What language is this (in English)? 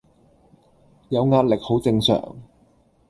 Cantonese